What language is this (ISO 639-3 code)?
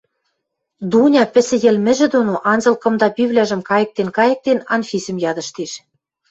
mrj